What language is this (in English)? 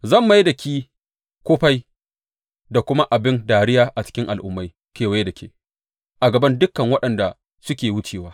Hausa